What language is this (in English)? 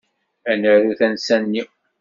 Kabyle